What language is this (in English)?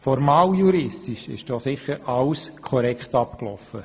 Swiss German